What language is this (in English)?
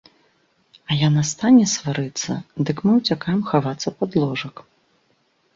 Belarusian